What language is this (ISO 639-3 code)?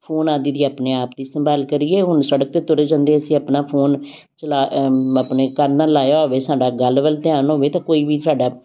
pan